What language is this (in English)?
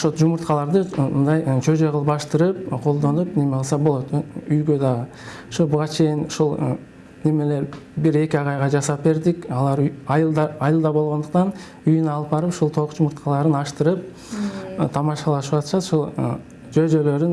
Turkish